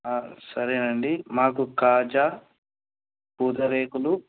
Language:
Telugu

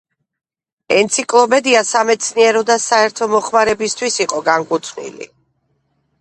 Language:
Georgian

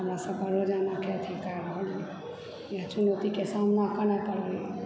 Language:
Maithili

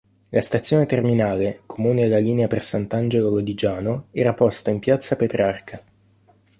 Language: Italian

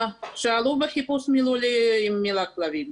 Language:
Hebrew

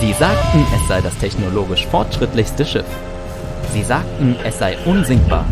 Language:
German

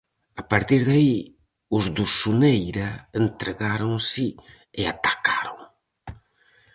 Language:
Galician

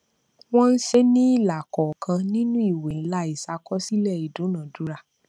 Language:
Yoruba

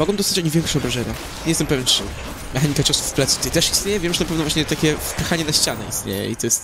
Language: Polish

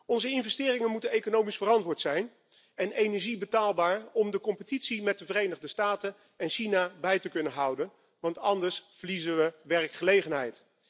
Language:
Dutch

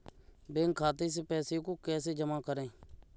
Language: Hindi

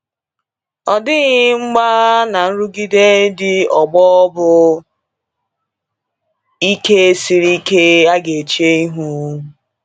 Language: Igbo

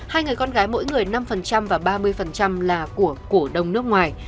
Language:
Vietnamese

